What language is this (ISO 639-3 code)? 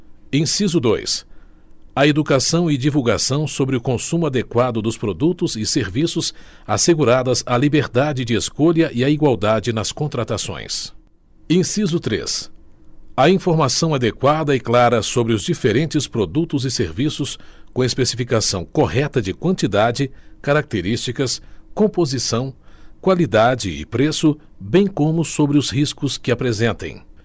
por